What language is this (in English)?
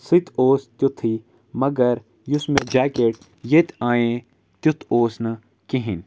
Kashmiri